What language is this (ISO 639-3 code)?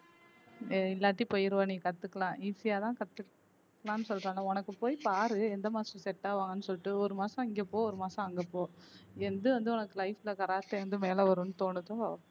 tam